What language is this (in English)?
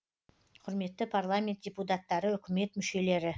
Kazakh